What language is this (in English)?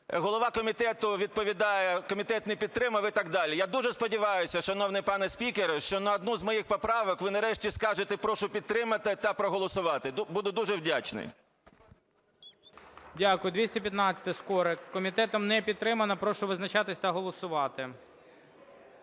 Ukrainian